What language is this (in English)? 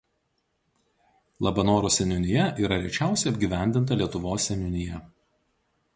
Lithuanian